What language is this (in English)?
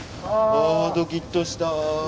Japanese